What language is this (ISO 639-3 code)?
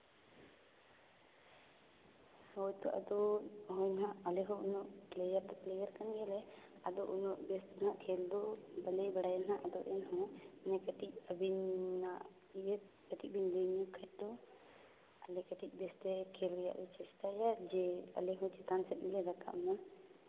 sat